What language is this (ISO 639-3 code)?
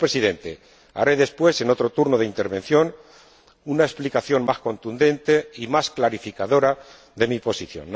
spa